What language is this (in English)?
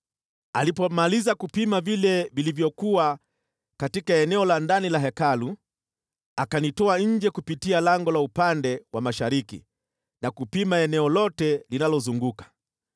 Swahili